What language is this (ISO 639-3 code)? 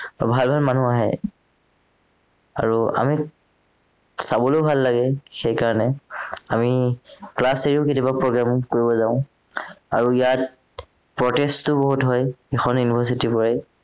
asm